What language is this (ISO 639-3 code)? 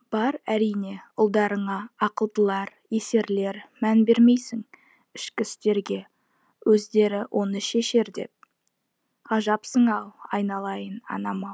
kaz